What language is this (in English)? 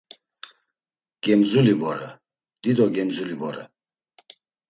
Laz